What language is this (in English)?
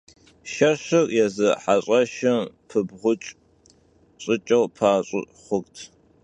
Kabardian